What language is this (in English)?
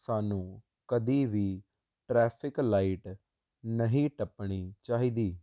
Punjabi